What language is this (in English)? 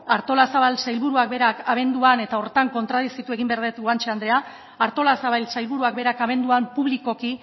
Basque